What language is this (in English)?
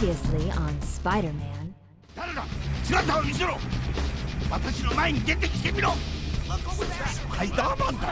Japanese